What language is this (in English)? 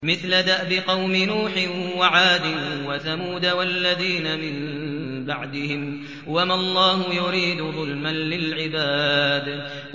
Arabic